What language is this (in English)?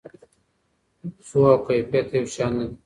Pashto